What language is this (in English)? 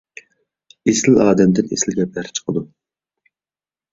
Uyghur